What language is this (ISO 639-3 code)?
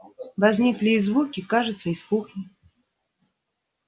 rus